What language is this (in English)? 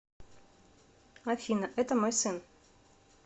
Russian